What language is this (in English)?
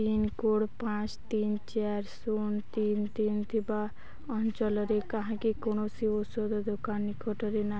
Odia